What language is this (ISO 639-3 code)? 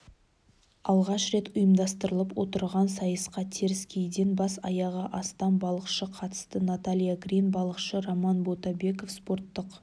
kaz